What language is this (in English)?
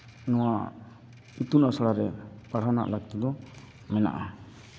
Santali